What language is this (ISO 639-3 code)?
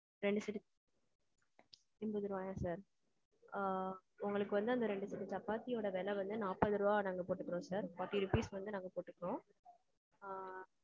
tam